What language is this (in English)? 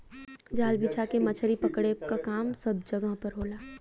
Bhojpuri